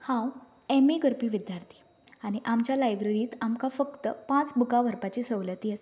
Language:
Konkani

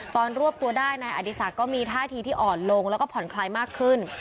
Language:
Thai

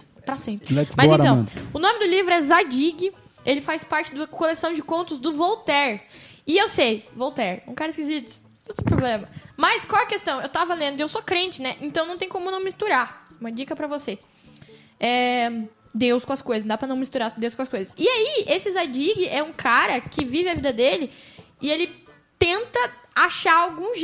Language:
Portuguese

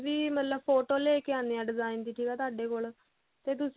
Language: Punjabi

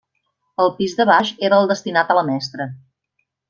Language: Catalan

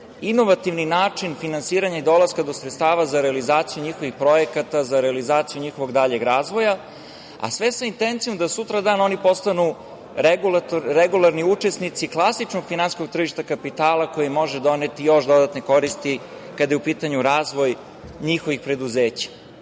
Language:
Serbian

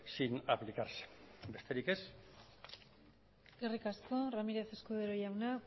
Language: Basque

